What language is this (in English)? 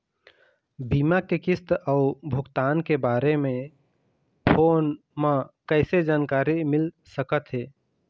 Chhattisgarhi